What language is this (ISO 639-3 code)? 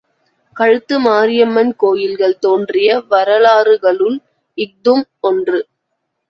tam